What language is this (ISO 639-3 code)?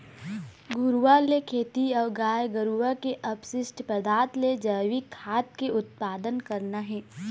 hne